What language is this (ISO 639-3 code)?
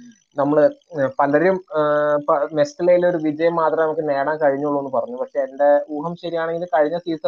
mal